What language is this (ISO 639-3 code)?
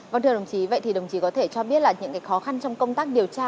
vie